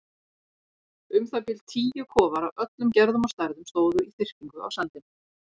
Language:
Icelandic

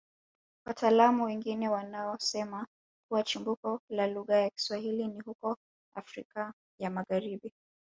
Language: Swahili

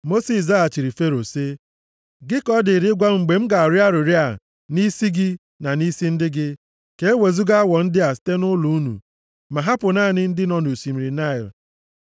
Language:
Igbo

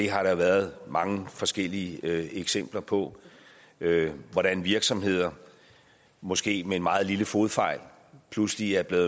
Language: Danish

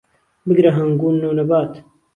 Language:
Central Kurdish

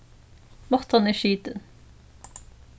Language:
Faroese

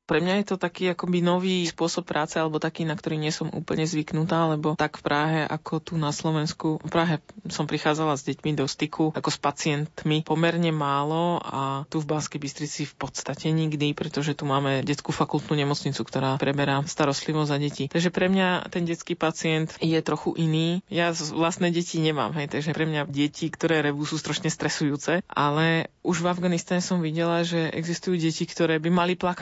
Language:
Slovak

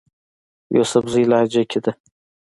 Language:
Pashto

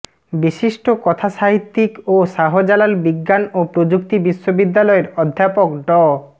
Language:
Bangla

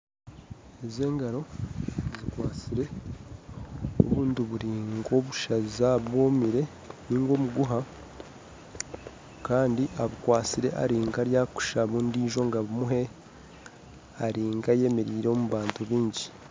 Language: Nyankole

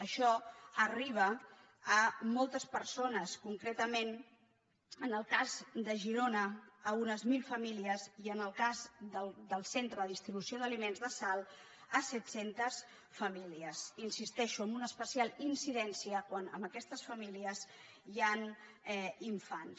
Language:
Catalan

